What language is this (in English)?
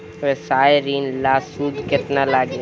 Bhojpuri